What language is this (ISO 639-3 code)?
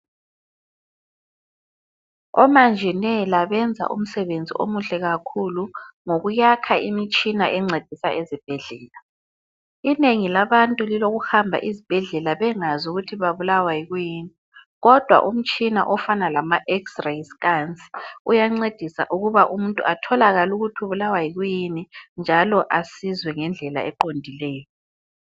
nde